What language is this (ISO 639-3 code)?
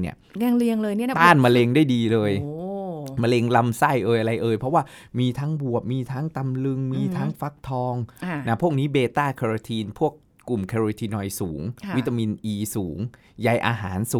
tha